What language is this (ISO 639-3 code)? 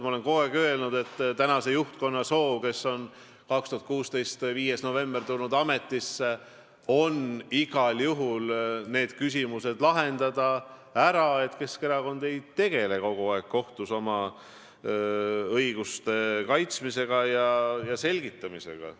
est